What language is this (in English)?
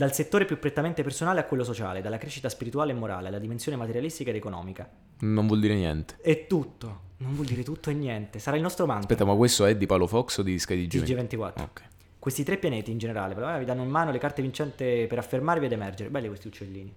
Italian